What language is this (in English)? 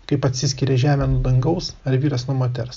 Lithuanian